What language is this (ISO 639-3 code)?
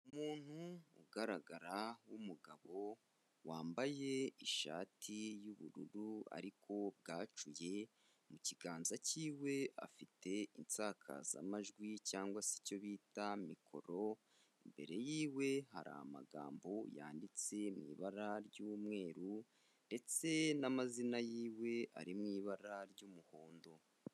kin